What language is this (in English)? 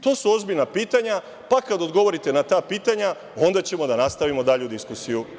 Serbian